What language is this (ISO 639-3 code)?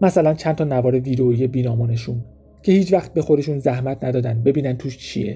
fas